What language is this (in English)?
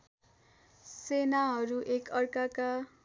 Nepali